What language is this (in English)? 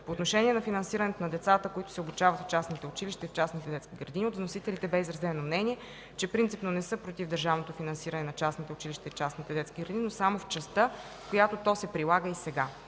Bulgarian